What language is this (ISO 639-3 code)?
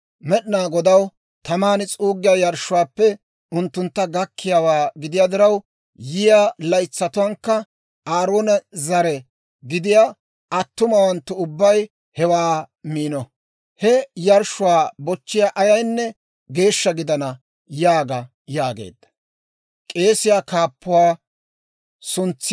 dwr